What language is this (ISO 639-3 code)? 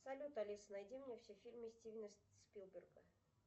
rus